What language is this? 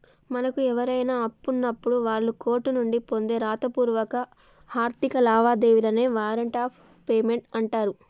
Telugu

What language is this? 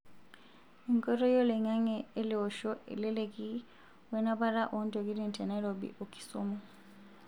Masai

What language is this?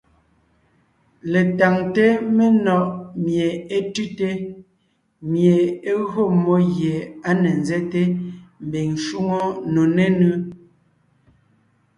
Ngiemboon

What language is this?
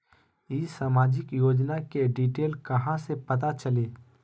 Magahi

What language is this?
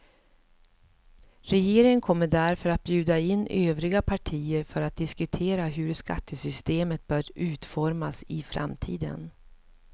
Swedish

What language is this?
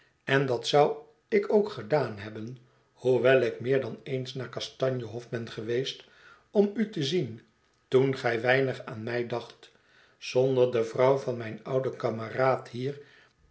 Dutch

